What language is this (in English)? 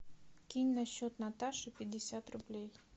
Russian